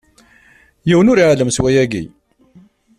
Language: Kabyle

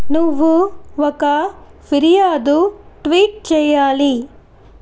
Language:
Telugu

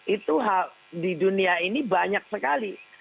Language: Indonesian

